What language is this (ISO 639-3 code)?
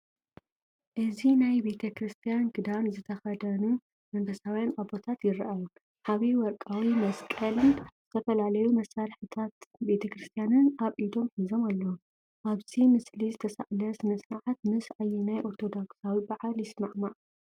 tir